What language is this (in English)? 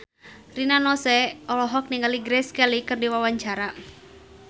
Sundanese